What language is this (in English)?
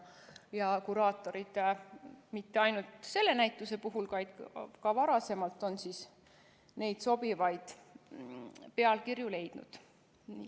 Estonian